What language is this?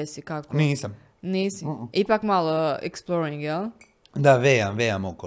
Croatian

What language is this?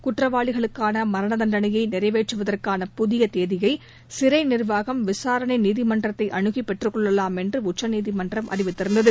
Tamil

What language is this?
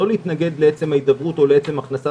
Hebrew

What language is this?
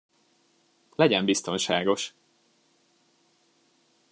Hungarian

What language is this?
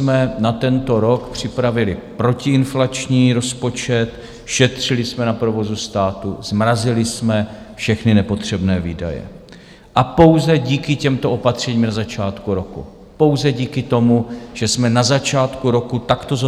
Czech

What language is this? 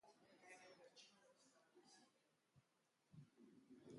Basque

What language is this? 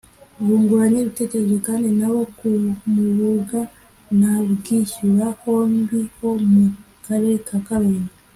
Kinyarwanda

